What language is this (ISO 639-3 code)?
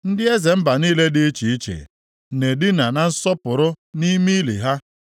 ibo